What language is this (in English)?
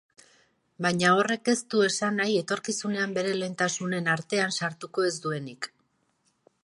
Basque